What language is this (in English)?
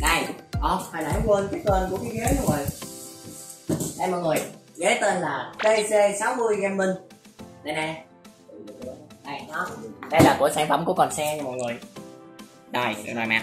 Vietnamese